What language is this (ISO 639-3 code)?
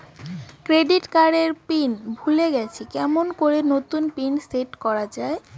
ben